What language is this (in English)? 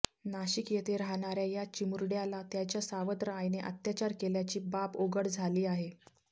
Marathi